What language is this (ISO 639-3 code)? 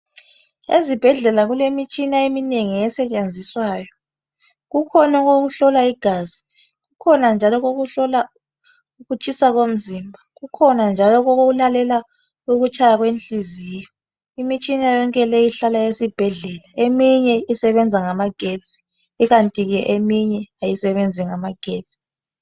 nde